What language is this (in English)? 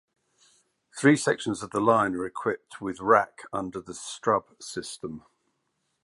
English